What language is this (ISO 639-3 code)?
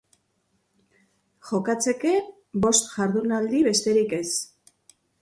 eus